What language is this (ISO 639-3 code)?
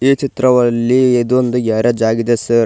kan